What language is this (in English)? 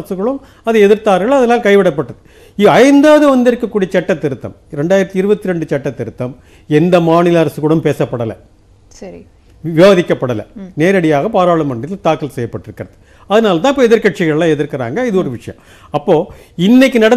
Romanian